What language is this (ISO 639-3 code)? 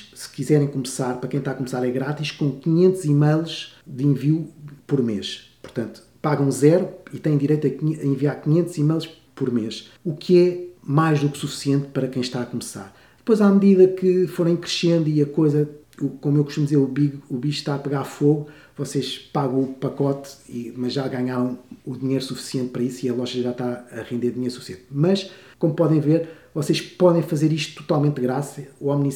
por